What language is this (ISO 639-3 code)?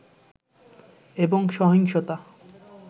ben